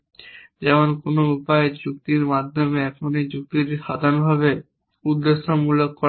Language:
Bangla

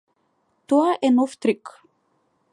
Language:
Macedonian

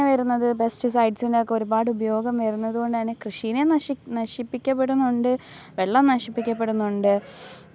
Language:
Malayalam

